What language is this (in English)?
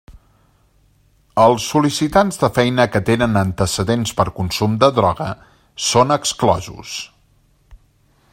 Catalan